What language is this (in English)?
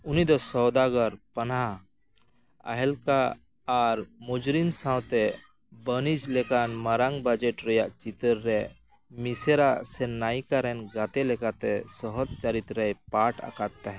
Santali